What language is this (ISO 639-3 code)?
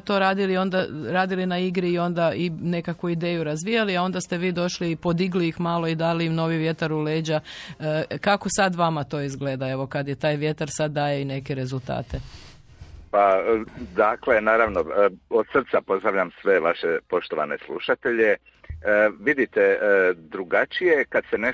hrv